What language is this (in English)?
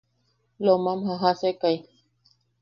Yaqui